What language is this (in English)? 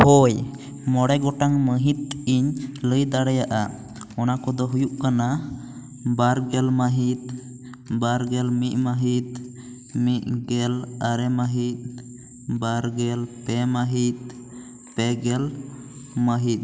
Santali